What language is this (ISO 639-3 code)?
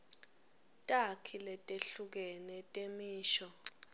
ssw